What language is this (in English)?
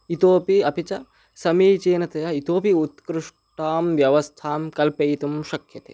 Sanskrit